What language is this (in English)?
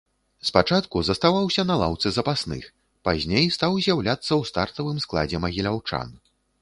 Belarusian